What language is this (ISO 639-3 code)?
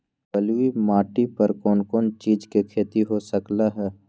mag